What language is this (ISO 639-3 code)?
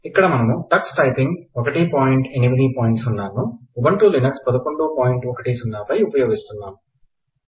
tel